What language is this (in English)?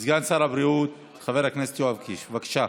Hebrew